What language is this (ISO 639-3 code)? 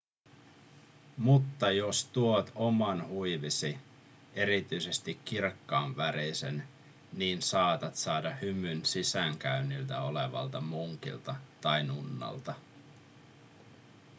fin